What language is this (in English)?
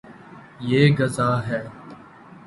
Urdu